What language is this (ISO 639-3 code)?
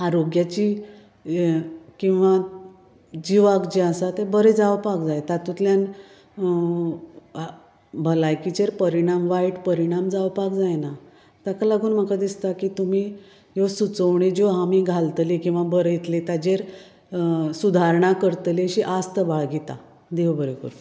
kok